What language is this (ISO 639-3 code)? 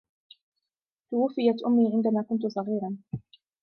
ara